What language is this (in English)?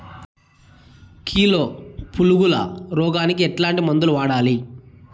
Telugu